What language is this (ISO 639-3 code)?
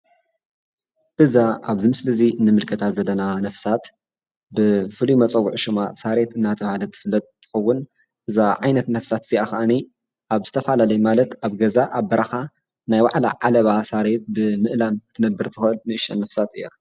tir